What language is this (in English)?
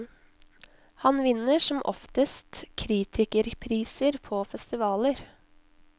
Norwegian